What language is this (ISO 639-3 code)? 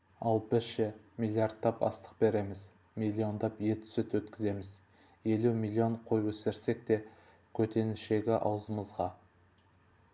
kaz